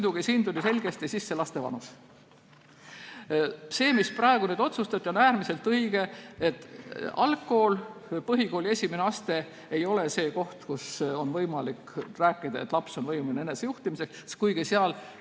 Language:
Estonian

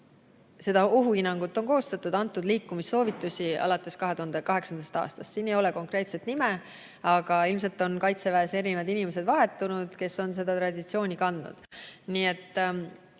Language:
Estonian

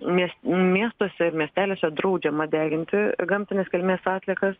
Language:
Lithuanian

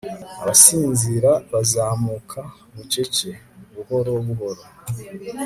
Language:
Kinyarwanda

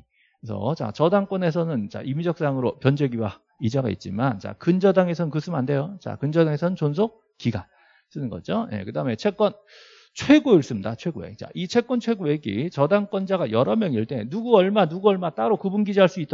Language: Korean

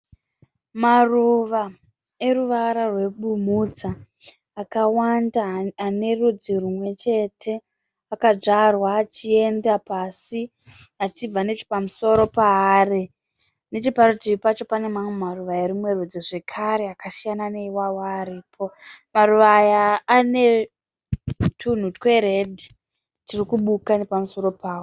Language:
Shona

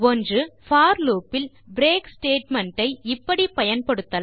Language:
Tamil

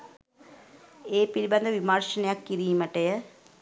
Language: Sinhala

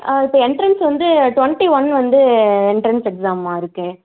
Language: Tamil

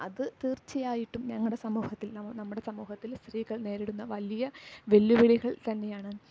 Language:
Malayalam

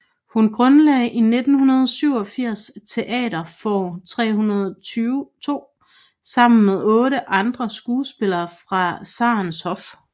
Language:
Danish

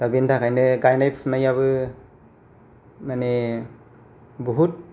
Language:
Bodo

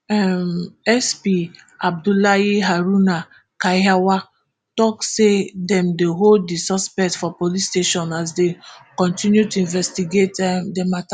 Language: Nigerian Pidgin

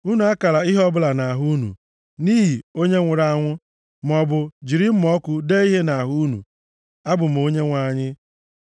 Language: Igbo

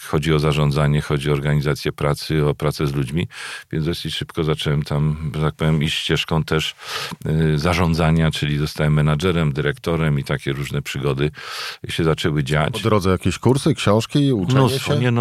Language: Polish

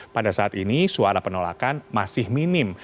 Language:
Indonesian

